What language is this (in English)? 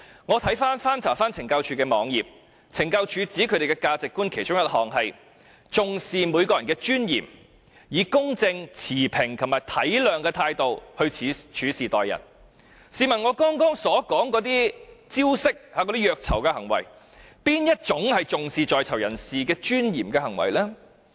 Cantonese